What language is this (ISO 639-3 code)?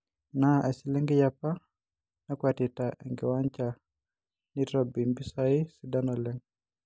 mas